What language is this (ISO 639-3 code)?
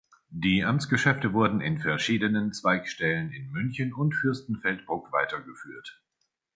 deu